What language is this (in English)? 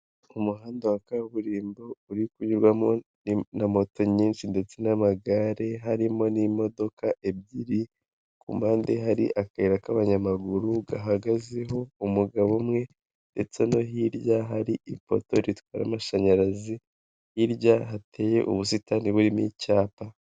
Kinyarwanda